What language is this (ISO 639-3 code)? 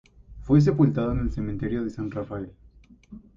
spa